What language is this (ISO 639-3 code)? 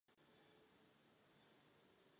ces